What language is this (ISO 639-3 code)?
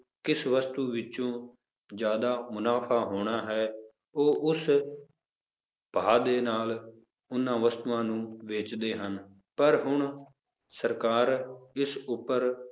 pan